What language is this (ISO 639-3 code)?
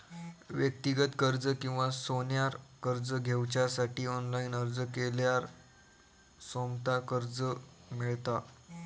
mar